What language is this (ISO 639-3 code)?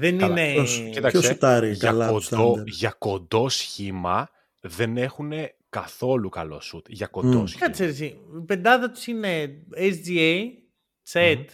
ell